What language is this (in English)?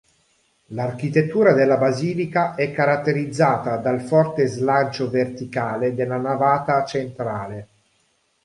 Italian